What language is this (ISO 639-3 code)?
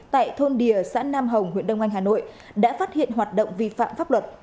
vie